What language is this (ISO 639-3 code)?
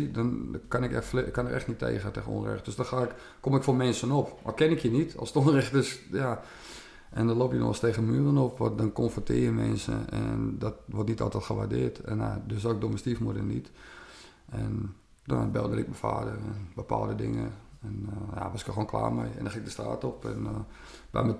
nld